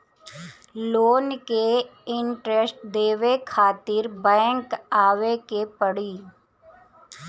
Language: Bhojpuri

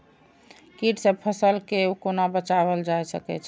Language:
Maithili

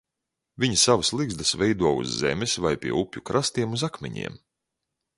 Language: Latvian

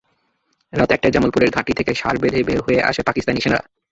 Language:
Bangla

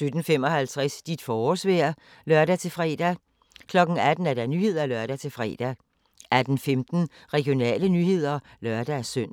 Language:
Danish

